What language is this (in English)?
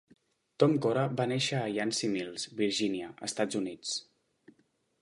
Catalan